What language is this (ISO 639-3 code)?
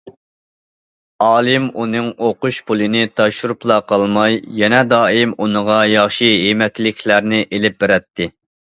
uig